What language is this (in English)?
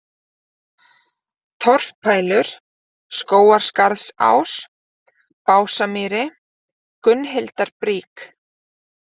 Icelandic